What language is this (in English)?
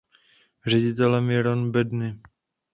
Czech